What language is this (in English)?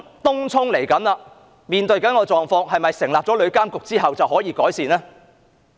Cantonese